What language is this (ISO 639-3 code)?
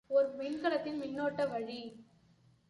tam